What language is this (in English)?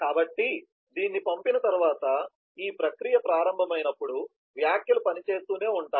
Telugu